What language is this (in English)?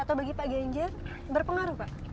Indonesian